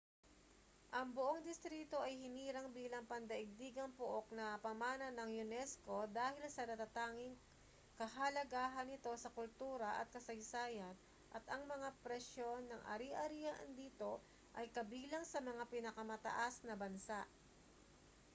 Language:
Filipino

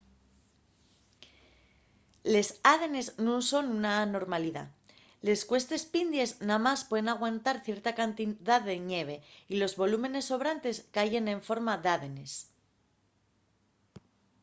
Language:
Asturian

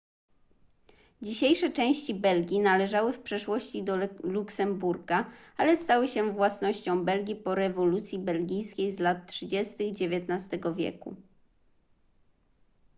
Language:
Polish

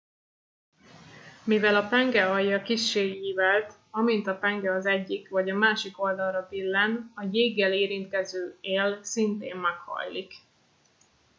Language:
Hungarian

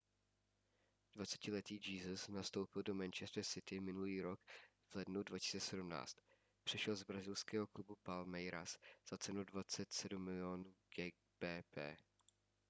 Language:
Czech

